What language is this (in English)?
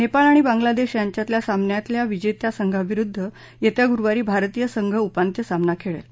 Marathi